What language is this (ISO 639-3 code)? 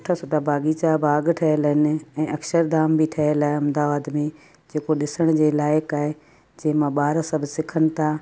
snd